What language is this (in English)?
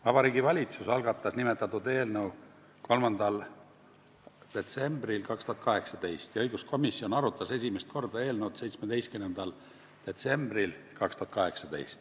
Estonian